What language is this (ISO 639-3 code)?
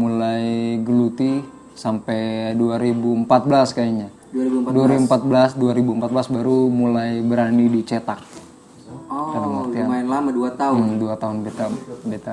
ind